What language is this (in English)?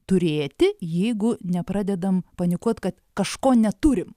Lithuanian